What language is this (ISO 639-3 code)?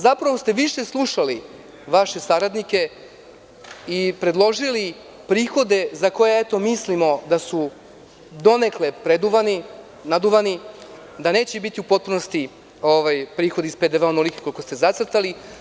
srp